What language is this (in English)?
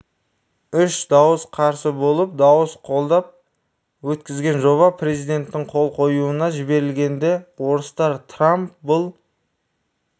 Kazakh